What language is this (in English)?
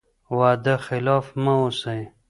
Pashto